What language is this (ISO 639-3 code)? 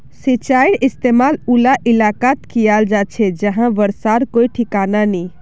mag